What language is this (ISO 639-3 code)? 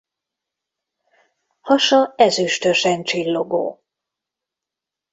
hun